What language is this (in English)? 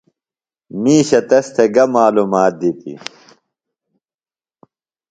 Phalura